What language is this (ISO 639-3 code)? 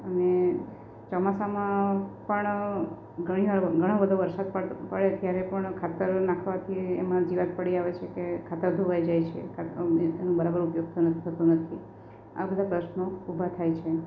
guj